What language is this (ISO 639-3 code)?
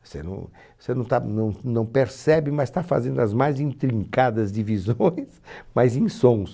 por